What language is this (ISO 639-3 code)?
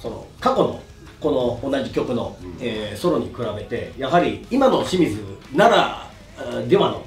jpn